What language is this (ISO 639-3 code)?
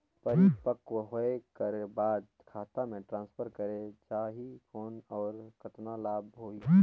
hne